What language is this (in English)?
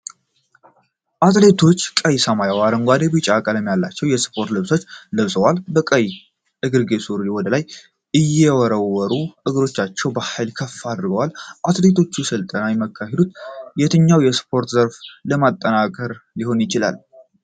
Amharic